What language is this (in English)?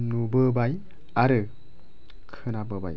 Bodo